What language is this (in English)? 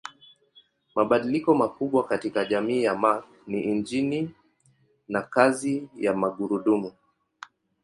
Swahili